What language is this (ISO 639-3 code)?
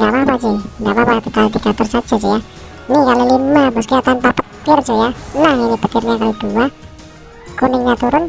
ind